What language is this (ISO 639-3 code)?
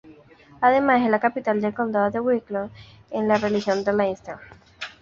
spa